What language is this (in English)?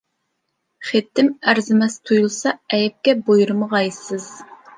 Uyghur